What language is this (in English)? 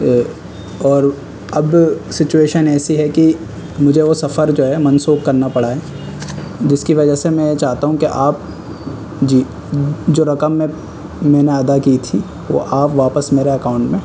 Urdu